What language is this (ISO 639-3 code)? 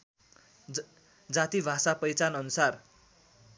nep